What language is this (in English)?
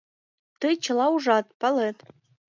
Mari